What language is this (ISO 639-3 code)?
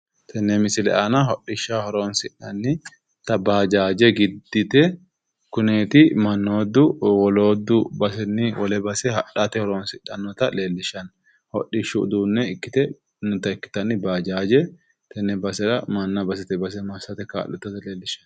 sid